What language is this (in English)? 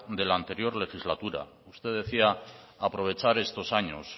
Spanish